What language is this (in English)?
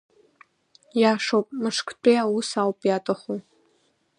Abkhazian